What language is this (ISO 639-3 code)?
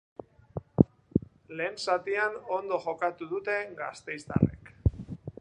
eus